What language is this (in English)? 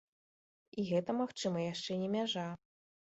Belarusian